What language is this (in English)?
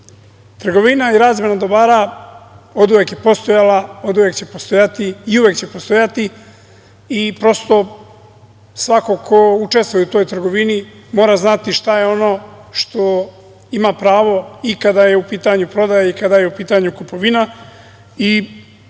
Serbian